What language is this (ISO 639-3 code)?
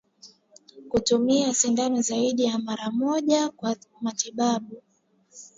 swa